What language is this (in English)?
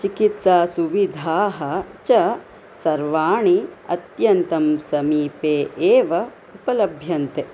Sanskrit